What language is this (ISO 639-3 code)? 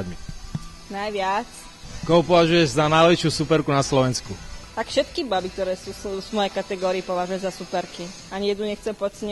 slk